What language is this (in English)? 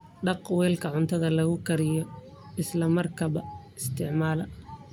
Somali